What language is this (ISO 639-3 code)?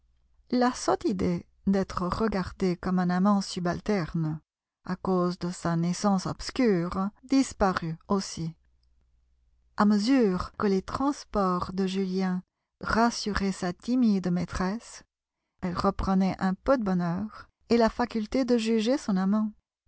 fra